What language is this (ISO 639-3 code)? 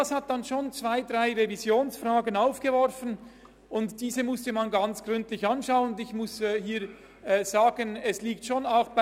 gsw